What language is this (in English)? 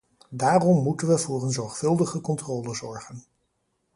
Dutch